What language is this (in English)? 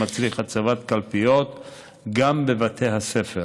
Hebrew